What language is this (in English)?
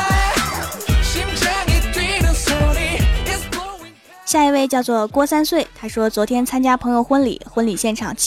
Chinese